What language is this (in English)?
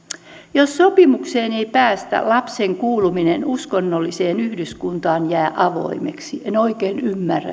Finnish